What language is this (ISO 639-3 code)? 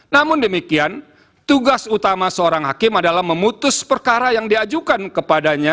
ind